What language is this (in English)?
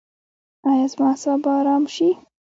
Pashto